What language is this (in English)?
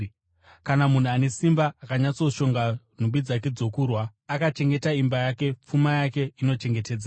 Shona